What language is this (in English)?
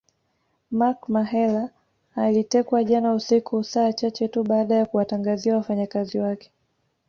Swahili